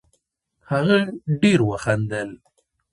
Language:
Pashto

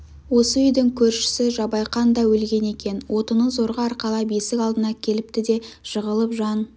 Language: Kazakh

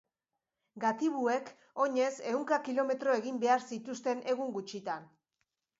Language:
Basque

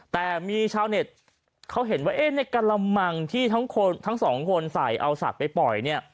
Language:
Thai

